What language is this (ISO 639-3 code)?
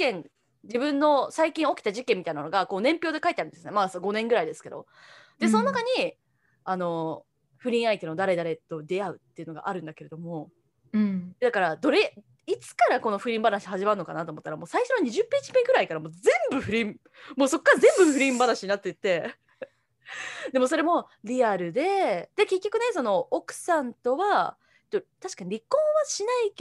jpn